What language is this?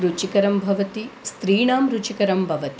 Sanskrit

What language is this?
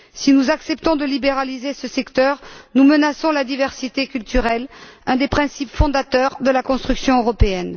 French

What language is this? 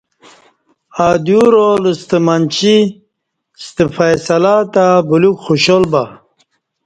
Kati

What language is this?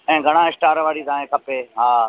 Sindhi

